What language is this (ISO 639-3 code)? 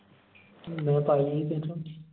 pan